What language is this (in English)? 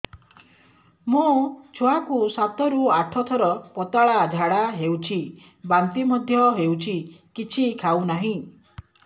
Odia